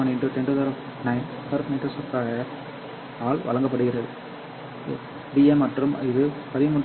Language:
Tamil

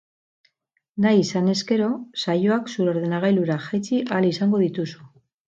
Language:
Basque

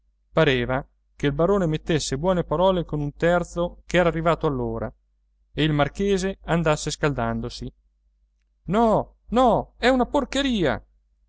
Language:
Italian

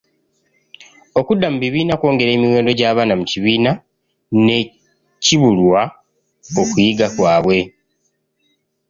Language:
Ganda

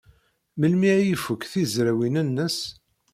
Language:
Kabyle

